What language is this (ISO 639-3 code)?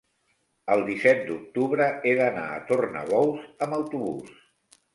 cat